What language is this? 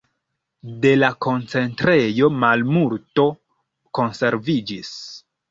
Esperanto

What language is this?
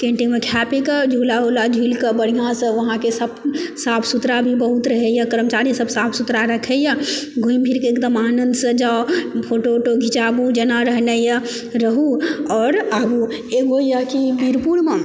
Maithili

